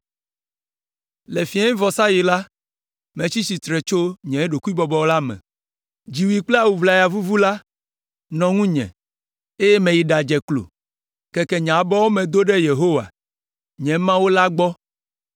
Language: Ewe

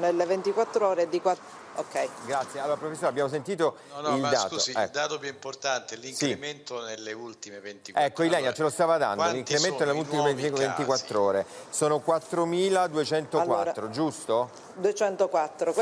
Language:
Italian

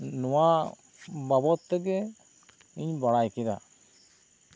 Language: Santali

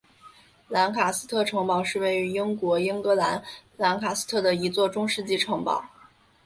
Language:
Chinese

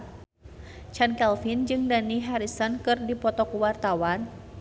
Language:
Sundanese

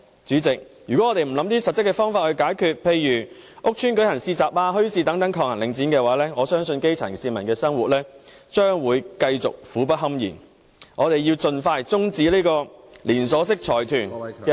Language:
Cantonese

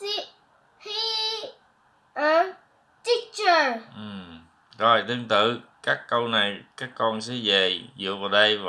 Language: Vietnamese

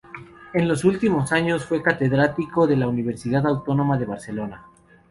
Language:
Spanish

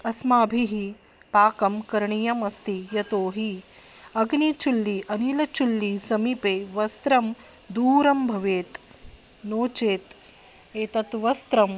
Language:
Sanskrit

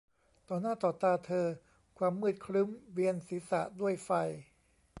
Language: Thai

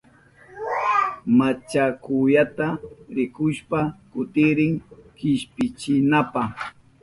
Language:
Southern Pastaza Quechua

